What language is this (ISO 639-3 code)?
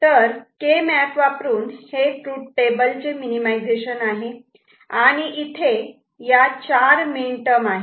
mar